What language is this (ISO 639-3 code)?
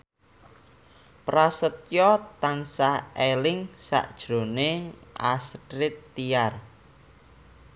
jav